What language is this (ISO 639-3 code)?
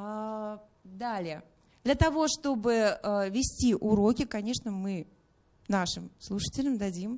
rus